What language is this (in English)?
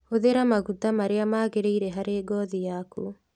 Kikuyu